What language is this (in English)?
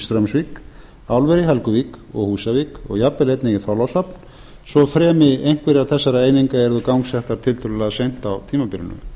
Icelandic